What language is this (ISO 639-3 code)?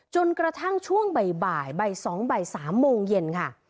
tha